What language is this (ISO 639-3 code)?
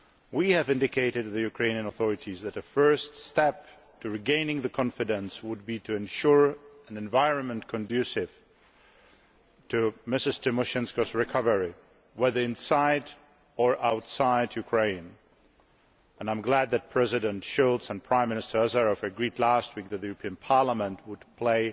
eng